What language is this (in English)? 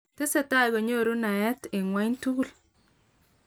Kalenjin